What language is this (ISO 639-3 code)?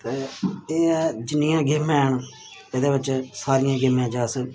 doi